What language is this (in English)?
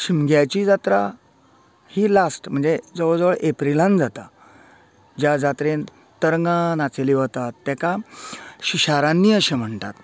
Konkani